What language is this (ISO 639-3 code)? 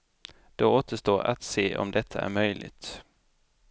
swe